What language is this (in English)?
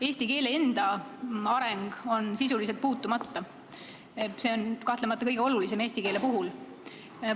Estonian